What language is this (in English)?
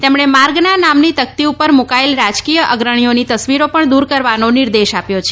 Gujarati